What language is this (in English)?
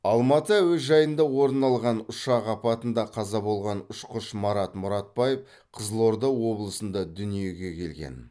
Kazakh